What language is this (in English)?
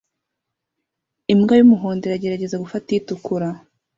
Kinyarwanda